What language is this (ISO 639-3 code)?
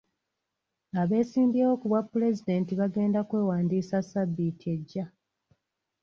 lug